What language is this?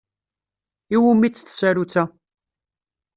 Kabyle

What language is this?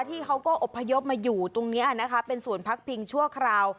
Thai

